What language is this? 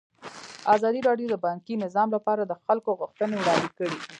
Pashto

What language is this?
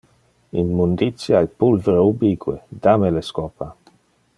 Interlingua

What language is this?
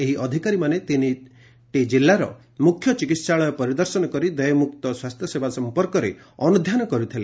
Odia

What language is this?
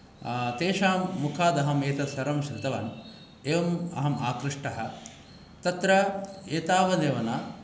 Sanskrit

